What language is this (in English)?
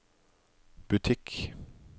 Norwegian